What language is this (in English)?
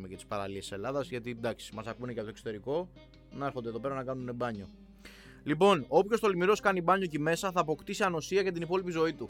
Greek